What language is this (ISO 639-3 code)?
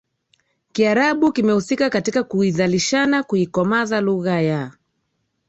swa